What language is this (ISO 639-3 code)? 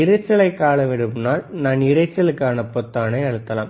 tam